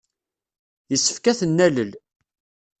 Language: Kabyle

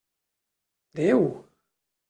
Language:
Catalan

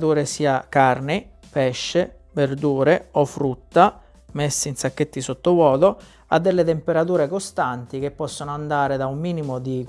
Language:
Italian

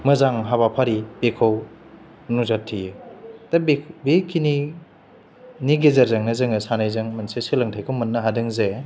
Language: Bodo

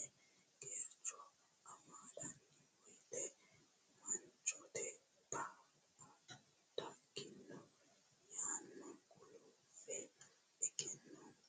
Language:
Sidamo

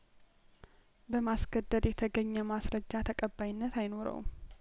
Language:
Amharic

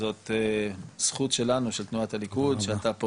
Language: Hebrew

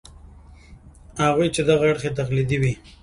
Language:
Pashto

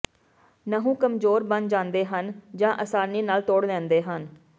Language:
Punjabi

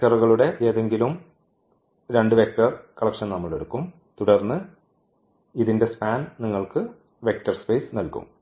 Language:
Malayalam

